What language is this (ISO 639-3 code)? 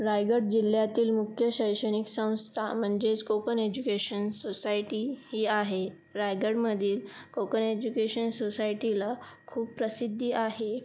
mar